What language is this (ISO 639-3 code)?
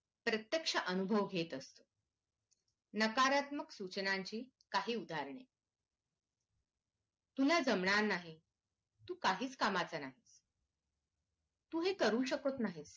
mar